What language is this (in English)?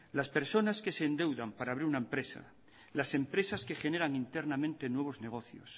Spanish